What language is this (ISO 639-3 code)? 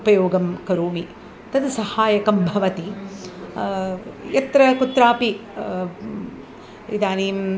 san